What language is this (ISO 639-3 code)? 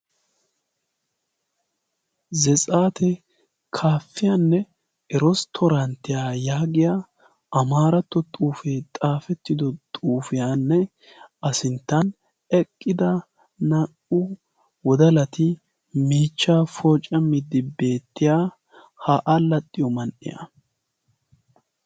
wal